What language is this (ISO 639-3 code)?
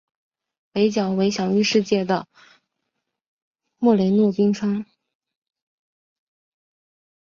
zho